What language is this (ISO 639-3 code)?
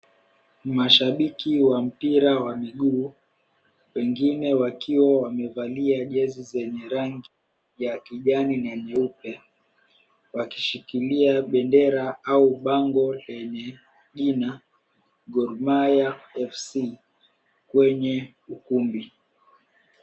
swa